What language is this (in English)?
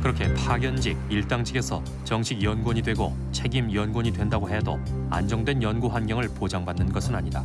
Korean